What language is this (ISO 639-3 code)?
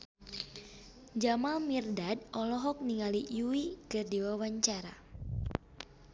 sun